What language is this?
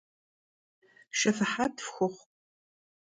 Kabardian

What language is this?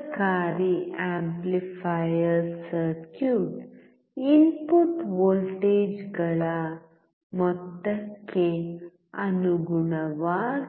Kannada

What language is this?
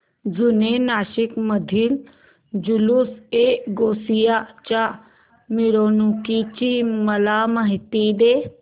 Marathi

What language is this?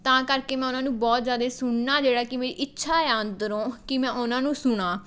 Punjabi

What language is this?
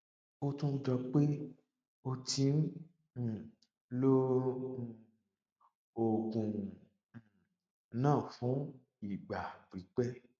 Yoruba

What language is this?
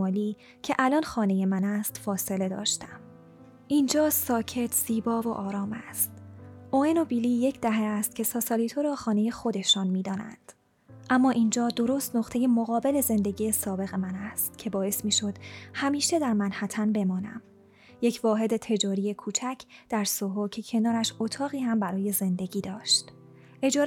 Persian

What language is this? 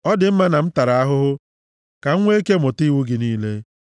Igbo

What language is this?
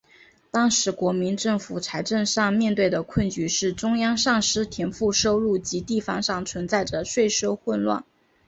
Chinese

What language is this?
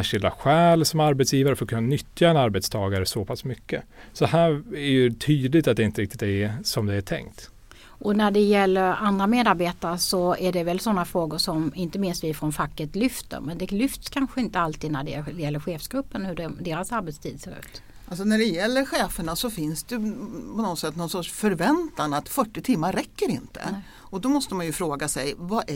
Swedish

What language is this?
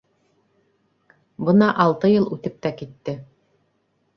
Bashkir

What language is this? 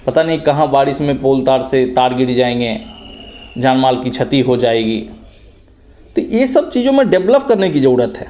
Hindi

